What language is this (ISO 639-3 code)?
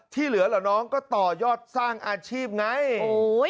tha